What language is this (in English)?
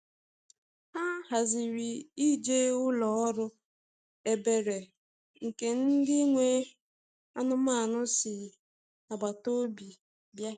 Igbo